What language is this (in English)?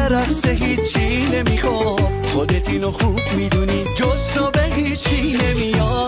Persian